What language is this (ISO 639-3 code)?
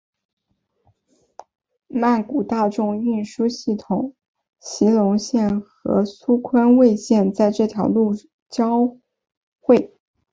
zho